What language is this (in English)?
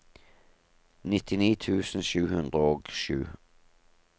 Norwegian